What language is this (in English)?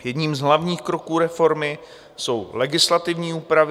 Czech